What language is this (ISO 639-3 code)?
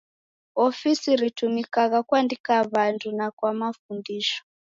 dav